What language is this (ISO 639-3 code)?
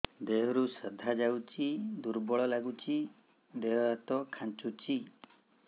ori